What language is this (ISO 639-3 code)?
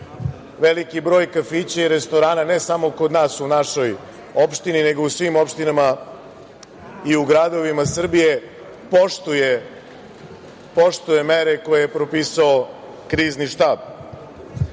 srp